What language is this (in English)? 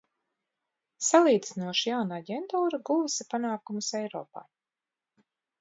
Latvian